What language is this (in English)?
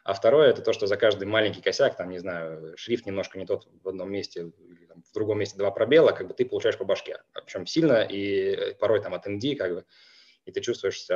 Russian